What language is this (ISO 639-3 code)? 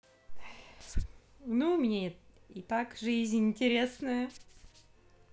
rus